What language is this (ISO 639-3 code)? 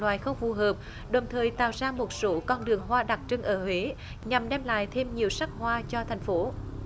vie